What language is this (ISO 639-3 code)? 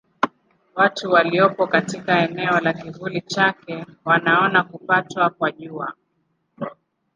swa